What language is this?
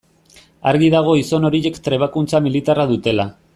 Basque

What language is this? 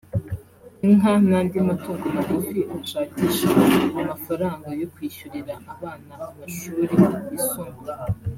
Kinyarwanda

